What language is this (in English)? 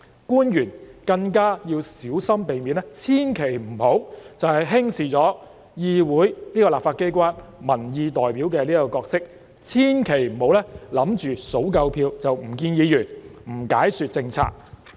Cantonese